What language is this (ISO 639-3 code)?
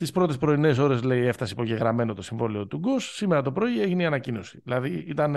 ell